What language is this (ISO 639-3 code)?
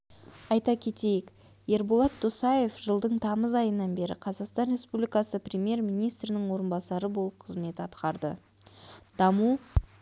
kaz